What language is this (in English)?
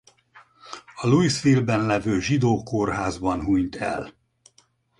Hungarian